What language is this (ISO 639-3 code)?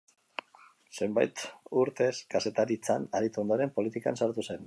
eus